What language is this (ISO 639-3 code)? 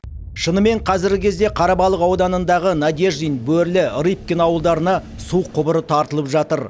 kaz